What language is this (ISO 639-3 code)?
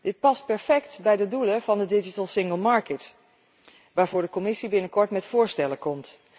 nld